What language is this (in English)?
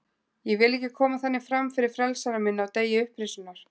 Icelandic